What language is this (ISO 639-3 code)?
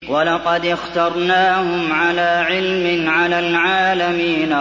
ara